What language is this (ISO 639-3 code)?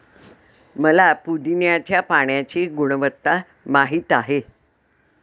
mar